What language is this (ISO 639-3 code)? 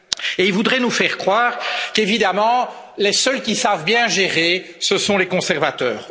fra